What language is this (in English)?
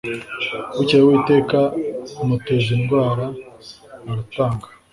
Kinyarwanda